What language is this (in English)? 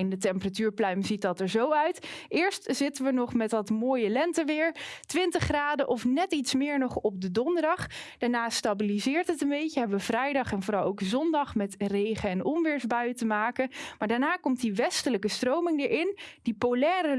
Dutch